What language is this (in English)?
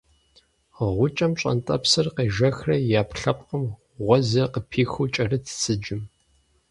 Kabardian